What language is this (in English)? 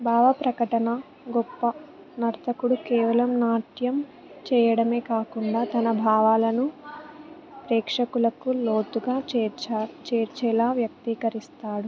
Telugu